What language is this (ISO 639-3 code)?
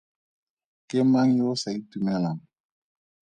tsn